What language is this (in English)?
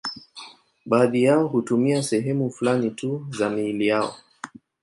Swahili